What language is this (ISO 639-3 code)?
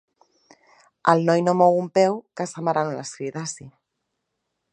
cat